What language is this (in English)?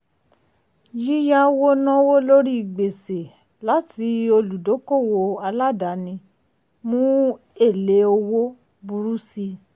Yoruba